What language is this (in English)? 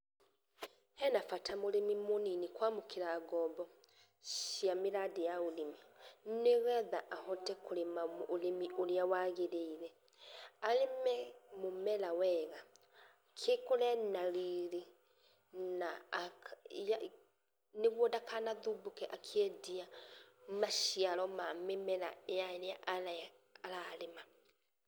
Kikuyu